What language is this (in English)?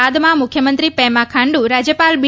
Gujarati